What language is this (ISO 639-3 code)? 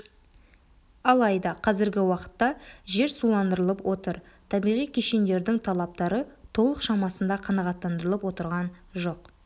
kaz